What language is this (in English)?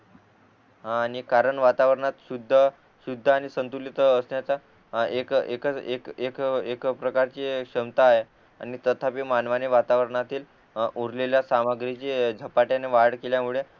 Marathi